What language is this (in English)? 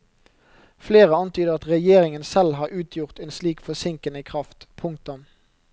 Norwegian